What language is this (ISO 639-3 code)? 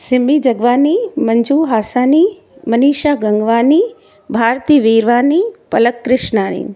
snd